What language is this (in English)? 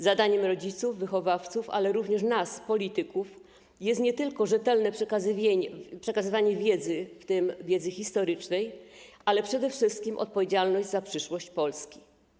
Polish